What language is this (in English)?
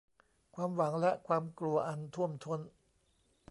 Thai